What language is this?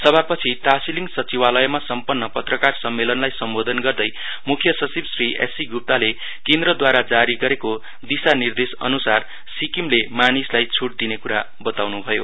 Nepali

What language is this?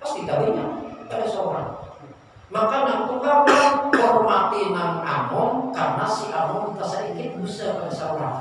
Indonesian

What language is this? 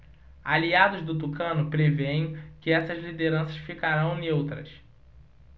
Portuguese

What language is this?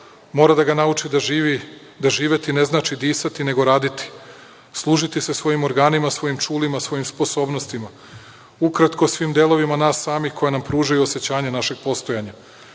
Serbian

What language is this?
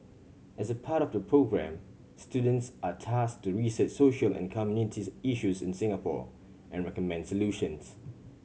English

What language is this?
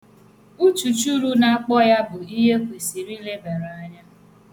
Igbo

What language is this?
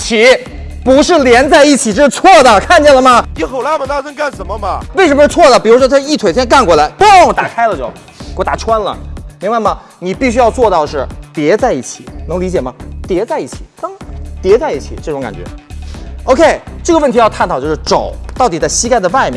Chinese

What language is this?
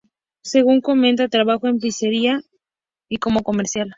Spanish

